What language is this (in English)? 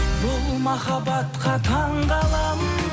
Kazakh